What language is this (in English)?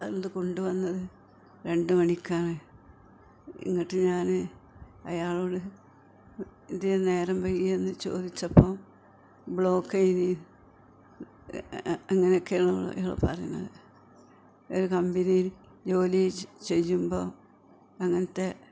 Malayalam